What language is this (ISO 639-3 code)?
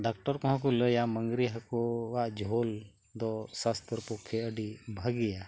sat